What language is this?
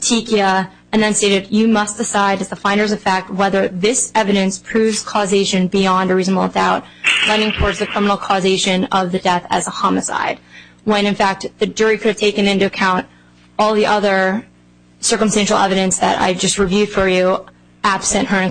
English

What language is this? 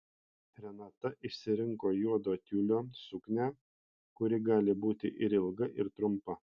Lithuanian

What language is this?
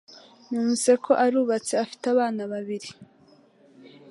Kinyarwanda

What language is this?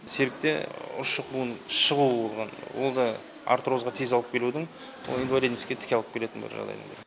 Kazakh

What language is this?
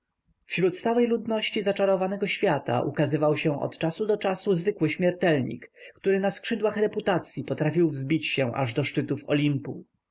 Polish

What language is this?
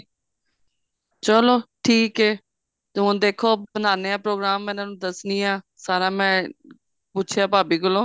Punjabi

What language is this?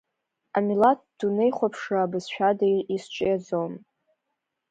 Abkhazian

